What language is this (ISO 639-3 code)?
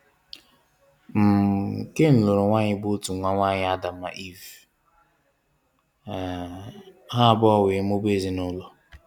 ibo